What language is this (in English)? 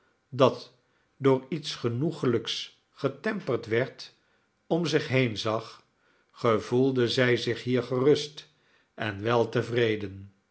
Dutch